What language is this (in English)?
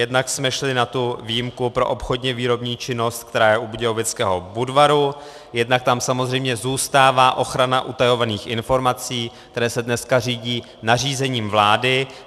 Czech